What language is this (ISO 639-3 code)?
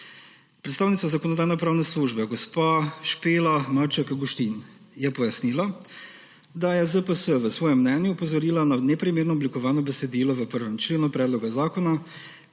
slv